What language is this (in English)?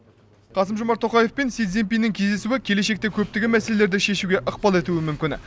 Kazakh